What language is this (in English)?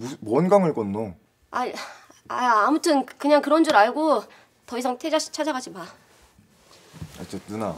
Korean